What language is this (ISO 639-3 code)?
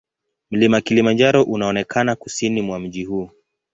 swa